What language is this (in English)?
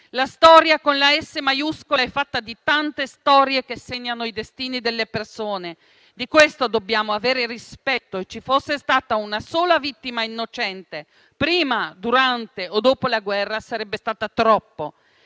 Italian